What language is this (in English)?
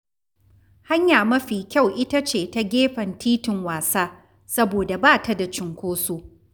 Hausa